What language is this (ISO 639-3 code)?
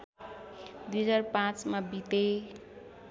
nep